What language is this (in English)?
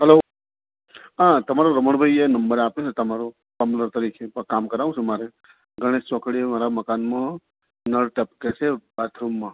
Gujarati